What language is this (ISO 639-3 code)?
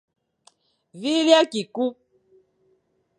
fan